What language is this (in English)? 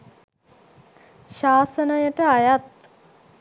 Sinhala